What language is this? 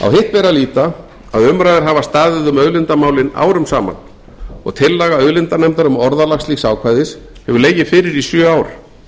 Icelandic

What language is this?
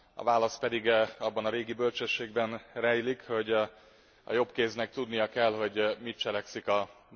Hungarian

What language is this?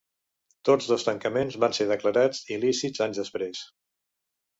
Catalan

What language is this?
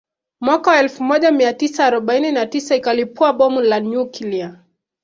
Swahili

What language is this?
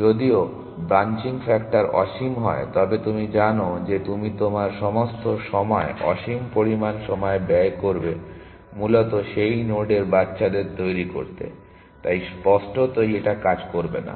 Bangla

